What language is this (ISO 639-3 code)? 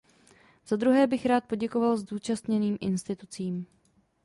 ces